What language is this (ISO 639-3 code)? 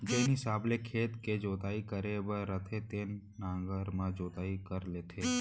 hne